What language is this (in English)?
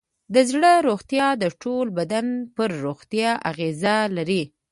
Pashto